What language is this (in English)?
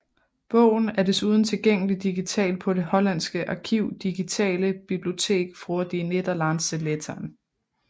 Danish